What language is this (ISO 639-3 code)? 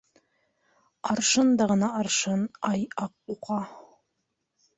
bak